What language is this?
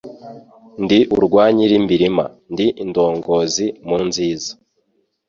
Kinyarwanda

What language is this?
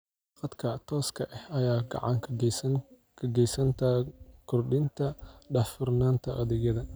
Somali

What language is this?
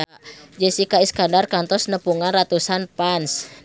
Sundanese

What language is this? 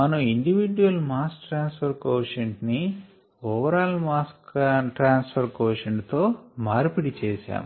Telugu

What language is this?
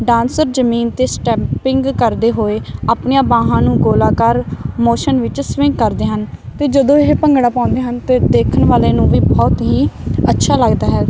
Punjabi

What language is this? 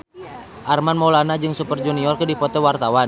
Sundanese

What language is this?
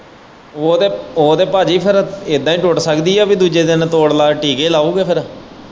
Punjabi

